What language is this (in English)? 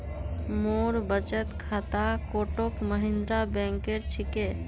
Magahi